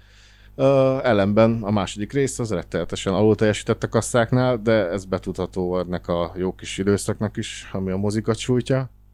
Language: Hungarian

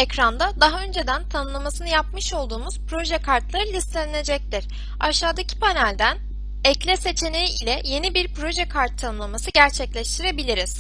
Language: Turkish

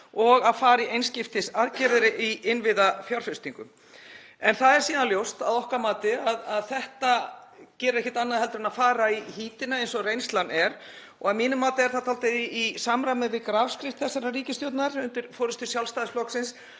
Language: Icelandic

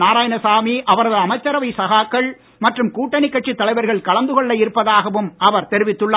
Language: Tamil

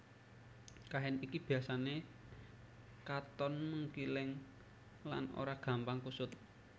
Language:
Javanese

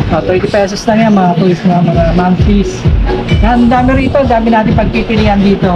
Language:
Filipino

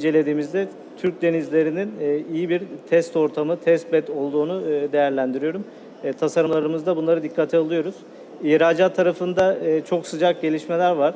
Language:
Turkish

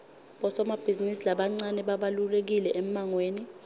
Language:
Swati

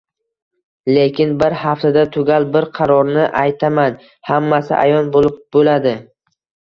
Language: Uzbek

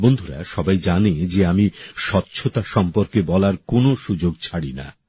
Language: Bangla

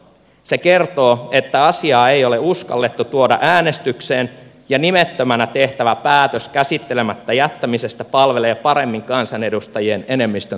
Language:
Finnish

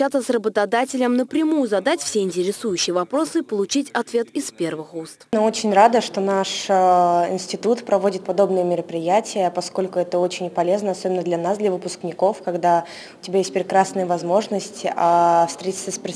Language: Russian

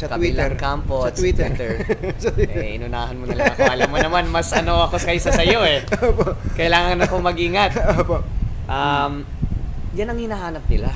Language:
Filipino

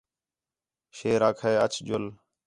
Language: Khetrani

